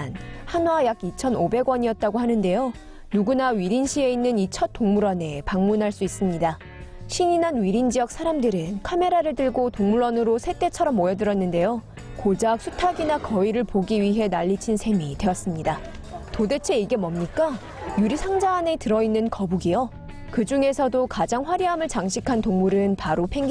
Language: Korean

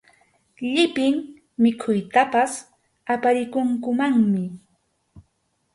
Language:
Arequipa-La Unión Quechua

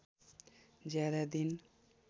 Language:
Nepali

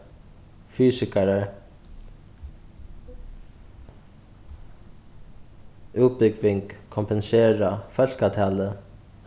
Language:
Faroese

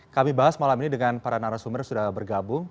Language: Indonesian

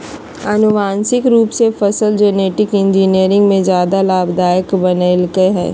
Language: Magahi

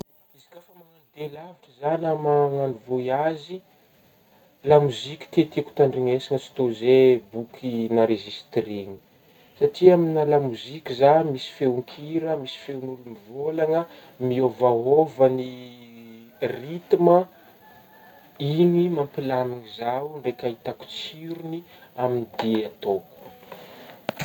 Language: Northern Betsimisaraka Malagasy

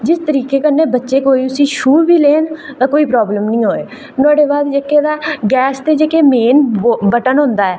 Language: Dogri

